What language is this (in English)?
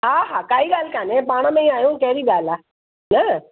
Sindhi